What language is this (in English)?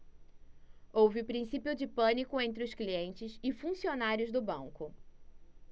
Portuguese